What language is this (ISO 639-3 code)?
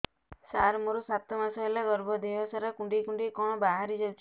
ori